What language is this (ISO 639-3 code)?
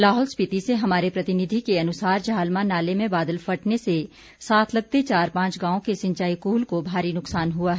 hin